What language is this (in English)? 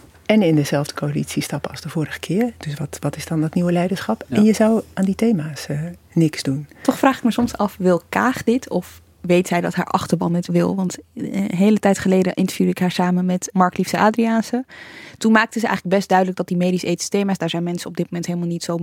Dutch